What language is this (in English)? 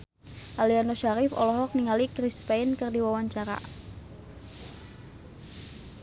Sundanese